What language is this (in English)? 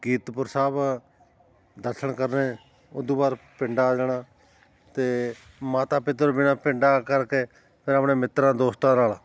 Punjabi